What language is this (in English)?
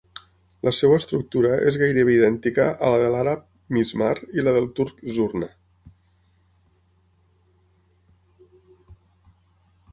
Catalan